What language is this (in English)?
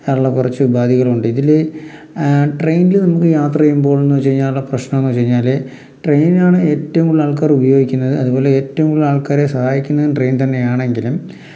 Malayalam